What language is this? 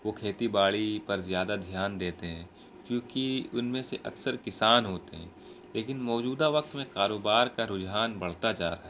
Urdu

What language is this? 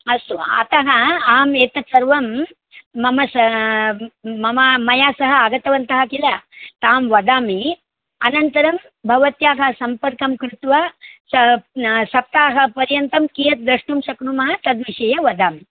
Sanskrit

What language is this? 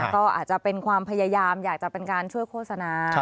Thai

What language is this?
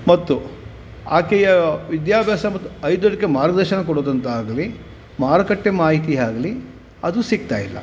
Kannada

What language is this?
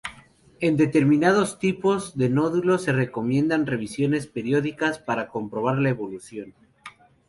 Spanish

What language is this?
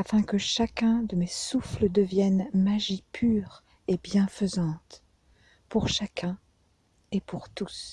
French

